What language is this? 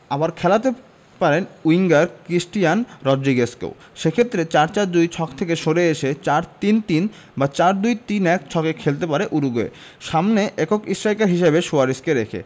Bangla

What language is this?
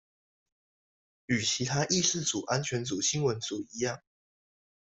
Chinese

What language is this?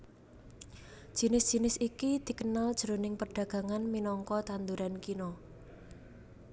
Javanese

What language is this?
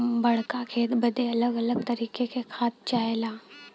Bhojpuri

